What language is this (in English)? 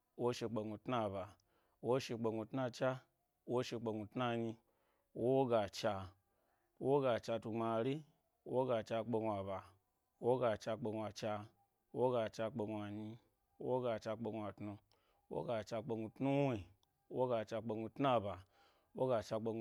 Gbari